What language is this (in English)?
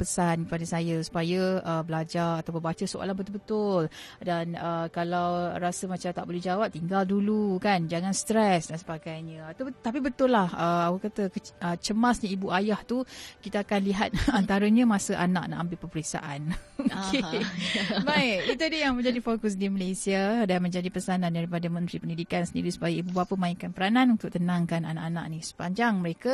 Malay